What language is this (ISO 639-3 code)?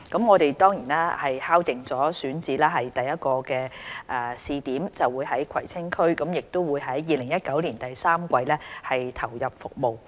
yue